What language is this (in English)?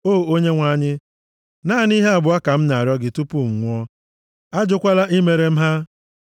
Igbo